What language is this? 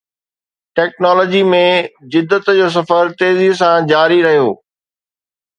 Sindhi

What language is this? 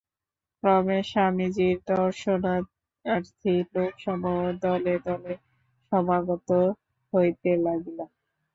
Bangla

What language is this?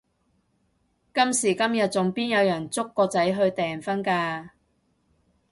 Cantonese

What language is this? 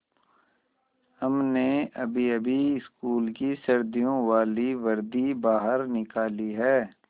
Hindi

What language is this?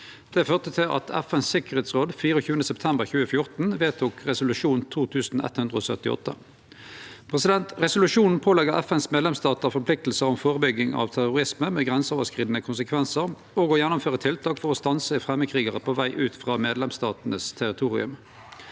Norwegian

